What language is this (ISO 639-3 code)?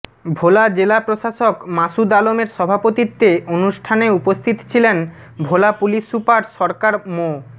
ben